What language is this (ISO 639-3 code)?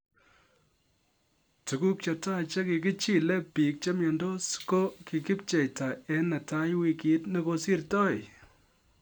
kln